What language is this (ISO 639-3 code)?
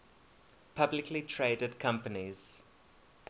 eng